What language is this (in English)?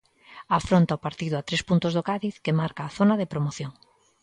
Galician